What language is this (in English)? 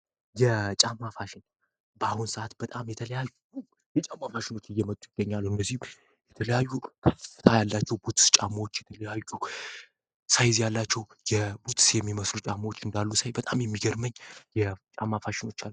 Amharic